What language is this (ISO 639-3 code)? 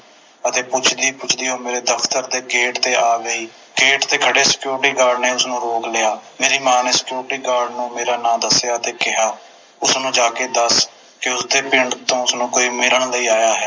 pan